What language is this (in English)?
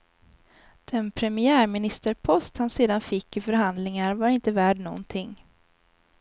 Swedish